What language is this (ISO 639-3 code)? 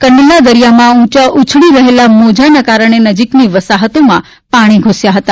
guj